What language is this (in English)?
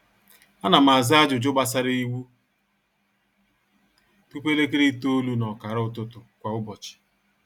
Igbo